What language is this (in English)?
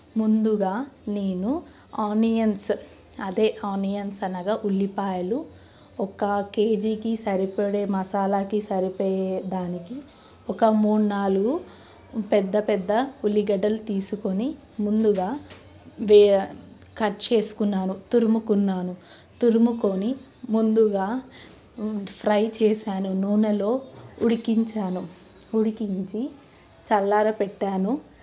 Telugu